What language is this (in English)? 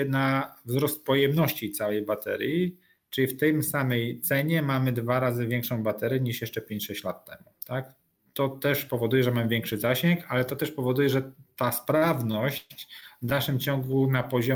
Polish